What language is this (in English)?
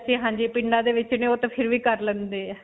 Punjabi